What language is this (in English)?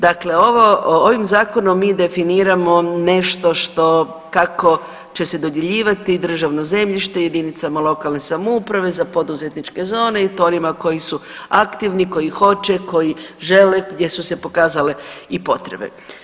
Croatian